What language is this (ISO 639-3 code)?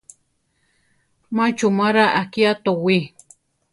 tar